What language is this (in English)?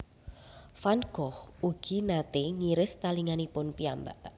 Javanese